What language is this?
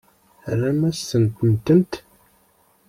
Kabyle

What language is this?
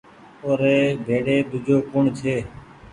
Goaria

